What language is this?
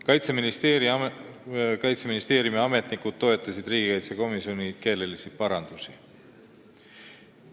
Estonian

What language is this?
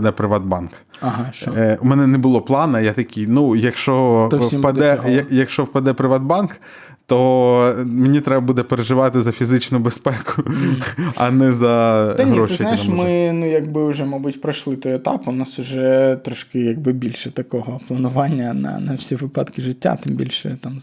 Ukrainian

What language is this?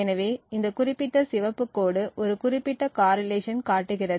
Tamil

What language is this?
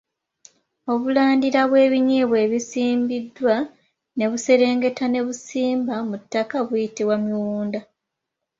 Ganda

